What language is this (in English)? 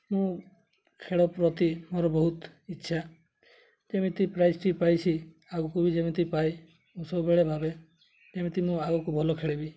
Odia